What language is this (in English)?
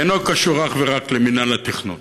Hebrew